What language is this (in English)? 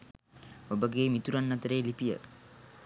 Sinhala